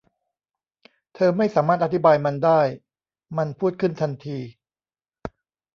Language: Thai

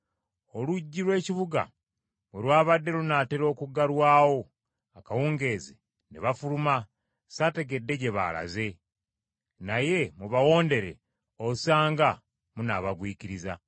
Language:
Ganda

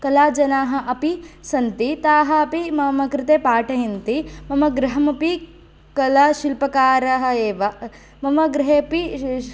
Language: Sanskrit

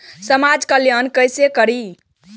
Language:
Maithili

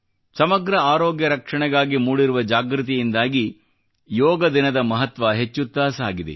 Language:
Kannada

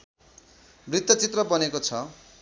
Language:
Nepali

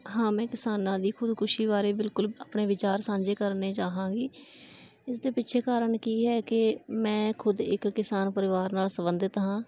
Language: Punjabi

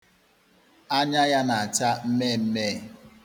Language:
Igbo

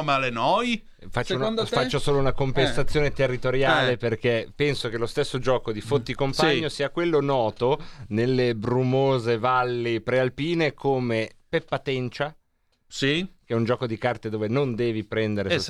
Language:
Italian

